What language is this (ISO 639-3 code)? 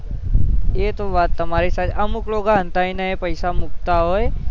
guj